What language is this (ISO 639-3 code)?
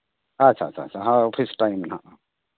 sat